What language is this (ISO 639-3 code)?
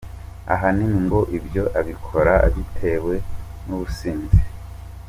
kin